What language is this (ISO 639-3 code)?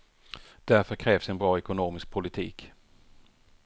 swe